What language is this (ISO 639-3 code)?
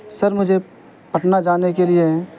urd